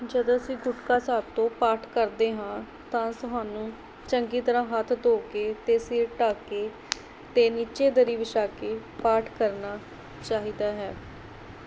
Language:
Punjabi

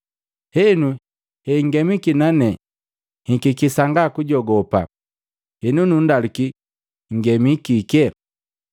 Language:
Matengo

